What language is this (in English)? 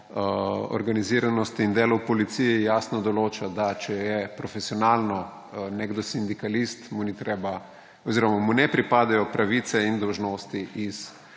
Slovenian